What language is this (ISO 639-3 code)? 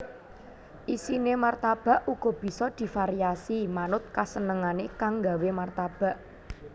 jav